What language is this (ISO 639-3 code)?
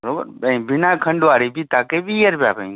snd